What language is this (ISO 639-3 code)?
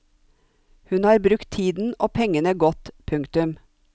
nor